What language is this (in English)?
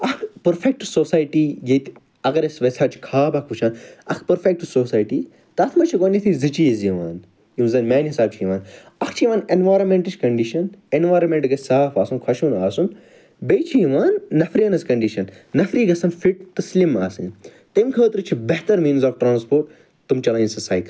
Kashmiri